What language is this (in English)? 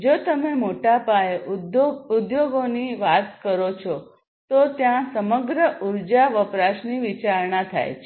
Gujarati